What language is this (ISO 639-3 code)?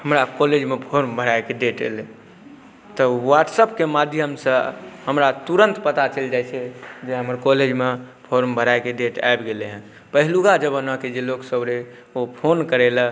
mai